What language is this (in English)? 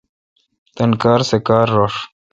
Kalkoti